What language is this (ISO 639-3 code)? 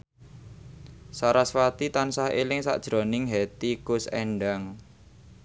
jav